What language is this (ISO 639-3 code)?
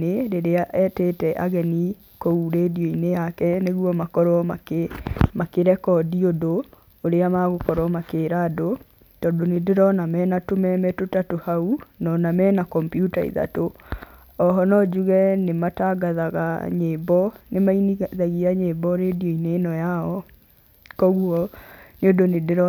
kik